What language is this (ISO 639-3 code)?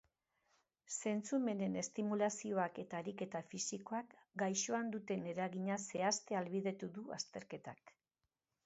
eus